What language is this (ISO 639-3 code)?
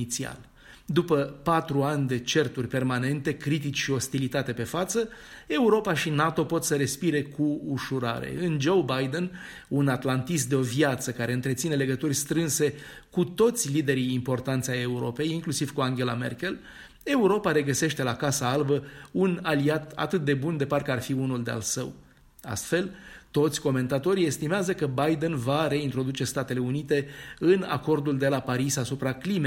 ron